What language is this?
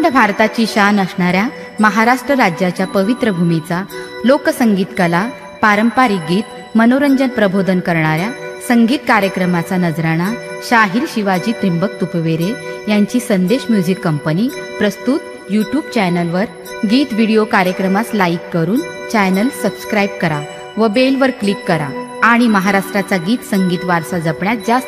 Arabic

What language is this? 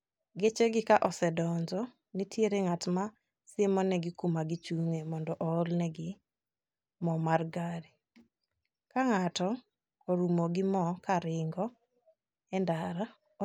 Luo (Kenya and Tanzania)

